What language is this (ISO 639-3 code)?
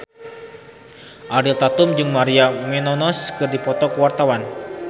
sun